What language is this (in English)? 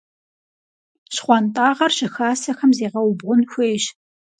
Kabardian